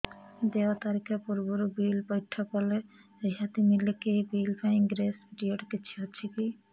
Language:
Odia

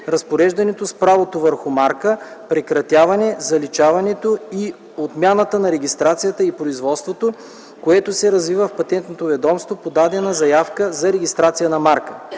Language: Bulgarian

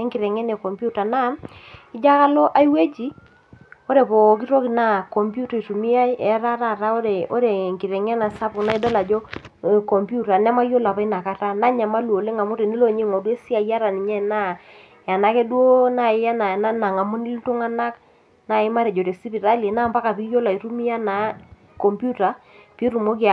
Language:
Masai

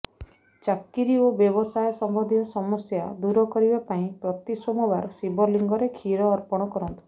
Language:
Odia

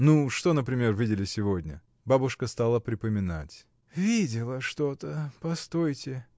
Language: Russian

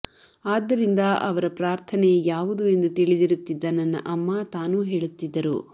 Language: Kannada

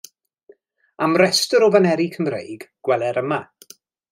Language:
Welsh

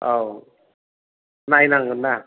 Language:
Bodo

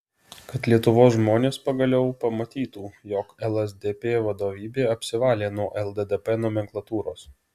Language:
Lithuanian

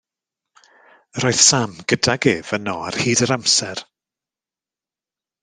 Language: Welsh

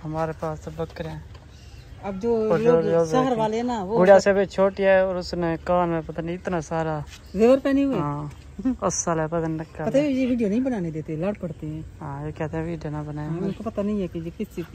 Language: Hindi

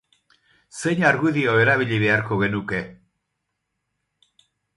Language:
Basque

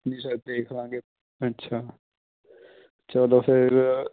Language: Punjabi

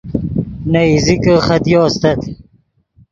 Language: Yidgha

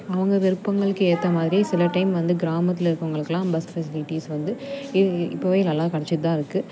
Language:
Tamil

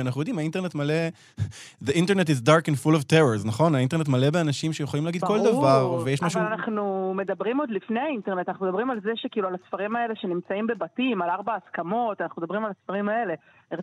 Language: Hebrew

